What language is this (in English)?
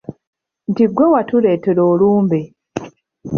Ganda